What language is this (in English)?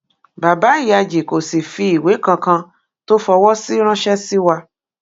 Yoruba